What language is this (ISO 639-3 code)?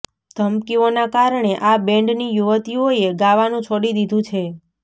guj